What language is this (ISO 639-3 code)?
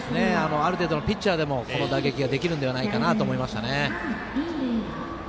jpn